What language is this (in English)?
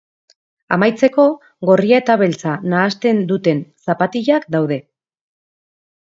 Basque